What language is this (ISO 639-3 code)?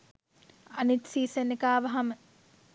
sin